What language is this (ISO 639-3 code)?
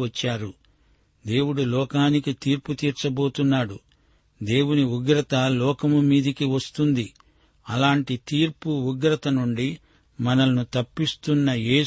tel